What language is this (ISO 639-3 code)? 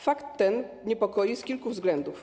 pol